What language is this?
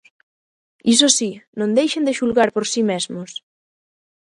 Galician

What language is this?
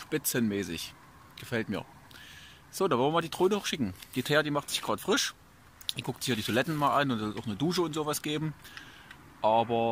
German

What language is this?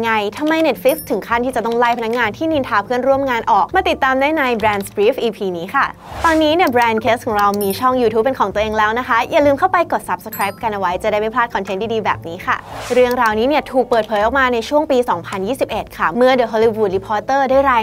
Thai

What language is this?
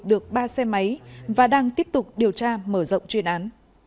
Vietnamese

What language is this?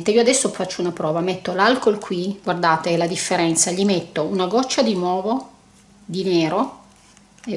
Italian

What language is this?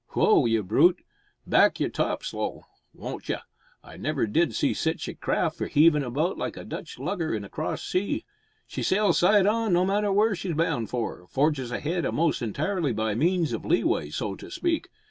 English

